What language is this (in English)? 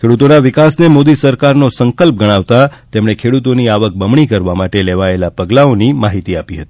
Gujarati